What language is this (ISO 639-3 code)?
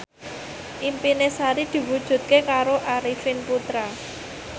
jav